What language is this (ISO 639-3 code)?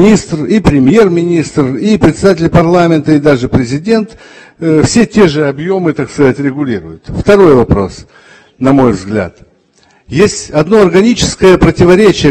ron